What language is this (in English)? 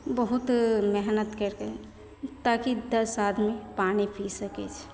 Maithili